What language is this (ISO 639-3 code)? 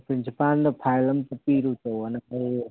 mni